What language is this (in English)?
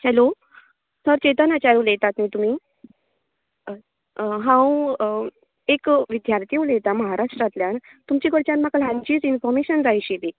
Konkani